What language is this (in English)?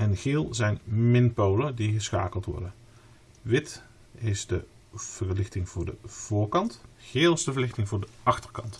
Dutch